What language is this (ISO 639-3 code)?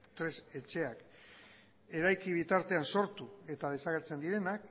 eus